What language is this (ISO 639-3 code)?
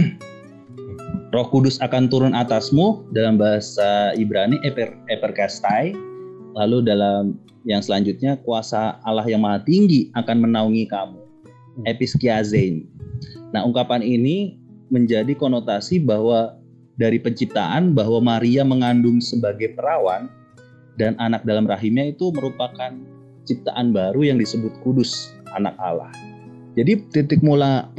ind